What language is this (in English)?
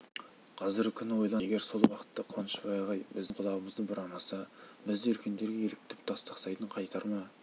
Kazakh